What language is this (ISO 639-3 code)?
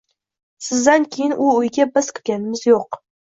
uzb